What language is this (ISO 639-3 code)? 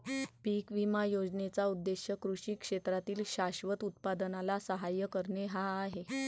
mar